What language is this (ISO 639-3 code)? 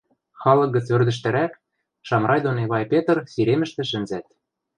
mrj